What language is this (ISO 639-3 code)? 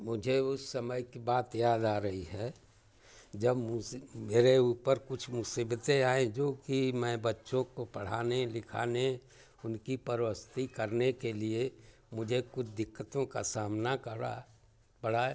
hin